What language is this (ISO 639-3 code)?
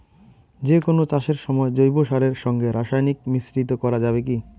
ben